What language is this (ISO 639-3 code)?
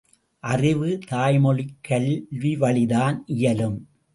tam